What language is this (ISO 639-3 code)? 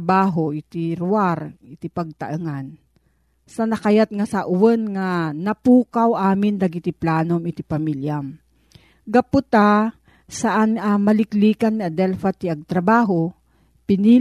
fil